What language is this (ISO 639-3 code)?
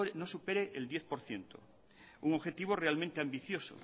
spa